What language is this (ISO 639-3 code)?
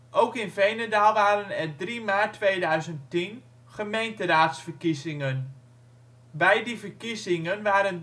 nld